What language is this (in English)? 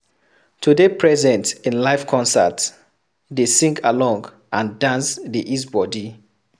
Nigerian Pidgin